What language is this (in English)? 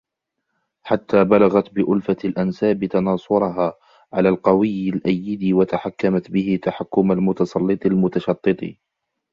Arabic